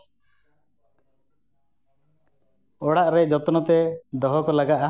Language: Santali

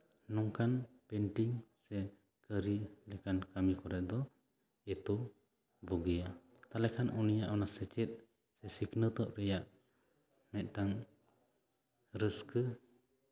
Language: Santali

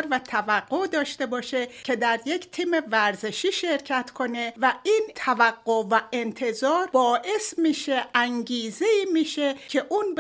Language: Persian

